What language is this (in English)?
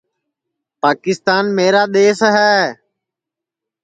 Sansi